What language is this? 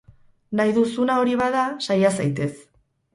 Basque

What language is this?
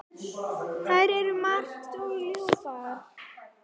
Icelandic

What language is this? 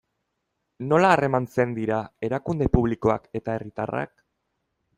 Basque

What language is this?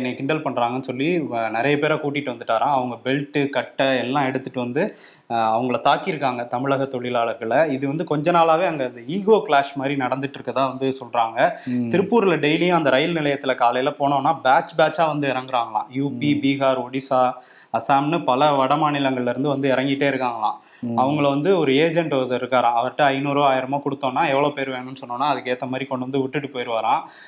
Tamil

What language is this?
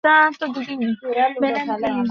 Bangla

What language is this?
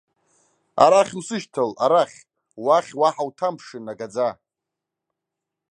Abkhazian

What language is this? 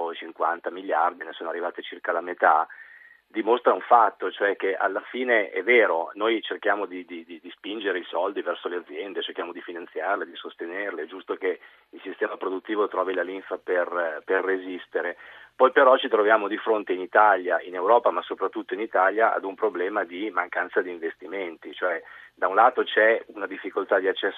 Italian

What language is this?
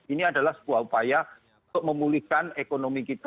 Indonesian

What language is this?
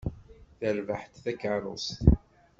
Kabyle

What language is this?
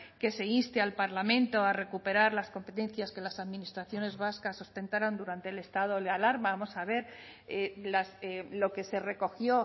Spanish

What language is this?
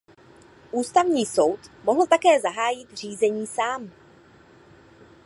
Czech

